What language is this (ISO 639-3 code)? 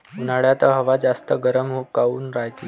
mar